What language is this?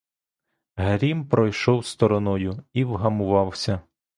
Ukrainian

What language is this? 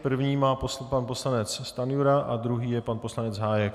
Czech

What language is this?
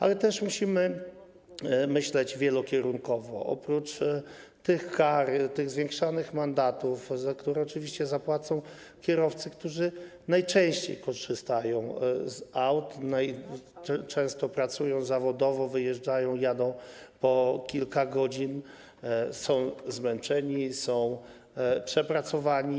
Polish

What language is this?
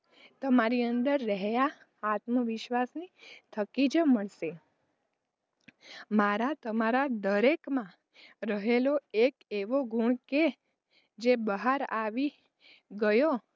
Gujarati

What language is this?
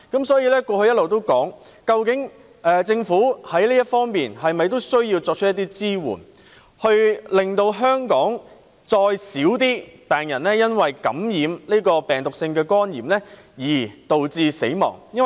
Cantonese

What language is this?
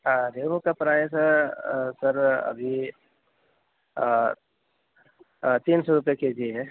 Urdu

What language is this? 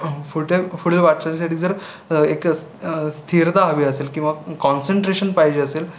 Marathi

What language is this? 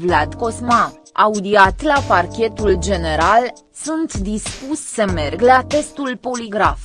Romanian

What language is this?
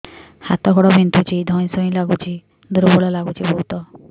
Odia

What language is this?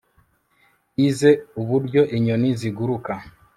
Kinyarwanda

